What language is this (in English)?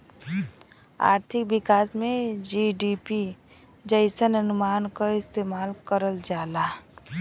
Bhojpuri